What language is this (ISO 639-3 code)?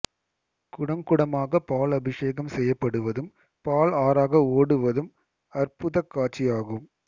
tam